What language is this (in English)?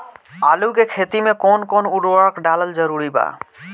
Bhojpuri